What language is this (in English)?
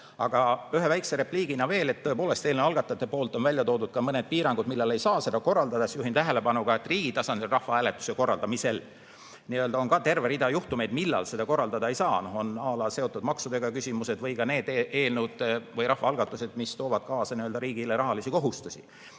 Estonian